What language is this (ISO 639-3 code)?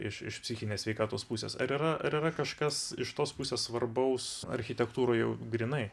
lit